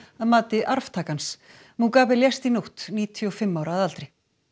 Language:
Icelandic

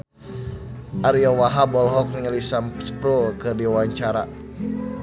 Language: Sundanese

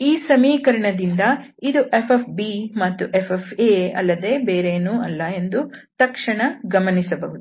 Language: Kannada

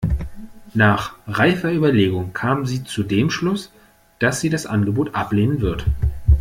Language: German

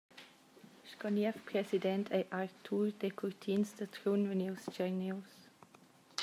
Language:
Romansh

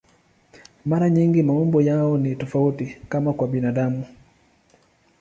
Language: Swahili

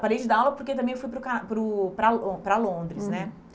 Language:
Portuguese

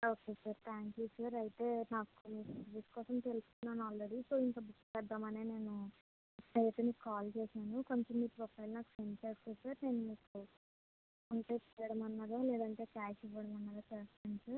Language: Telugu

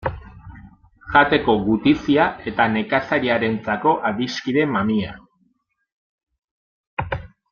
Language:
Basque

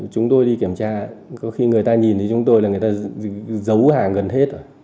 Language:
Vietnamese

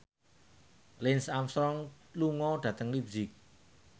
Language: Javanese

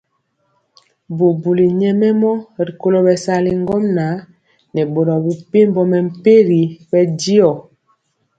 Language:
Mpiemo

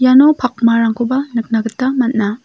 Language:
Garo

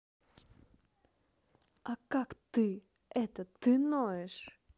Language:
Russian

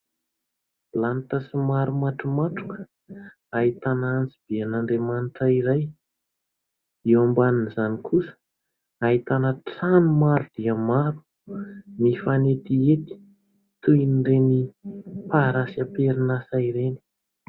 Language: Malagasy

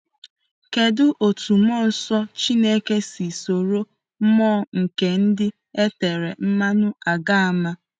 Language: Igbo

